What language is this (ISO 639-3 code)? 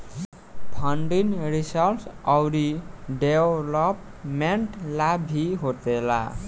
bho